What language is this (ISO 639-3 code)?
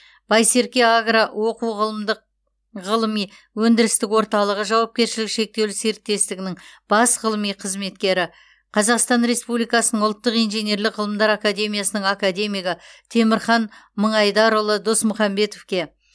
kaz